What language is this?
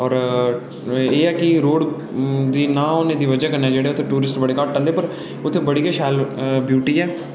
Dogri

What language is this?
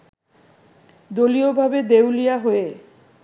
Bangla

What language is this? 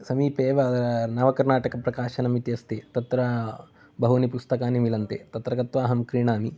Sanskrit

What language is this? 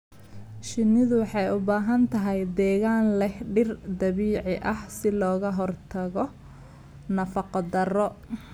Somali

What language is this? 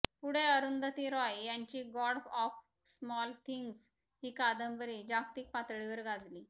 Marathi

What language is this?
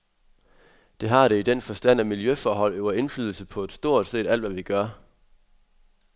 Danish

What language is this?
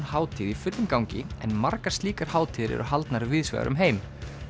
Icelandic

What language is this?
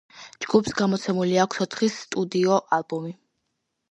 Georgian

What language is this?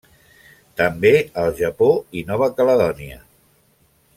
Catalan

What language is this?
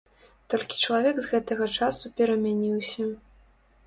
Belarusian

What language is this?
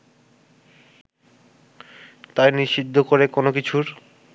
Bangla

